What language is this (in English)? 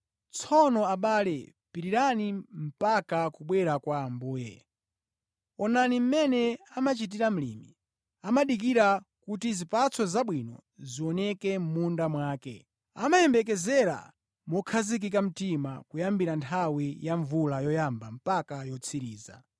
Nyanja